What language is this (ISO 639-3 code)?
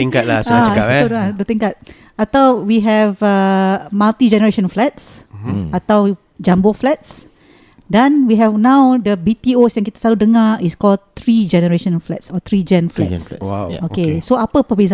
msa